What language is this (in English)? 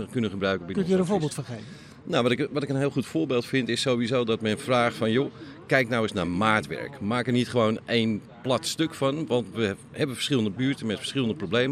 Dutch